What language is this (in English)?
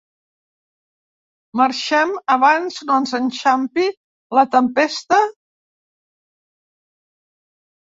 Catalan